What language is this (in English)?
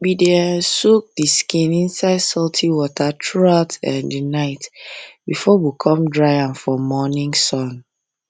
Nigerian Pidgin